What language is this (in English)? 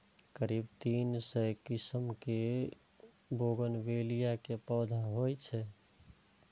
Maithili